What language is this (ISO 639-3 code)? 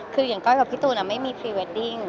tha